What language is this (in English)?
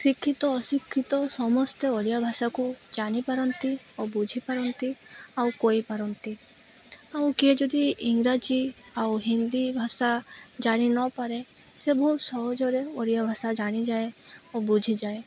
Odia